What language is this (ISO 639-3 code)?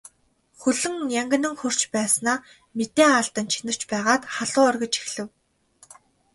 mon